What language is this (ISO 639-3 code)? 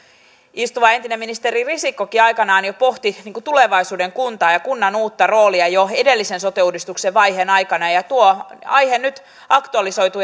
fin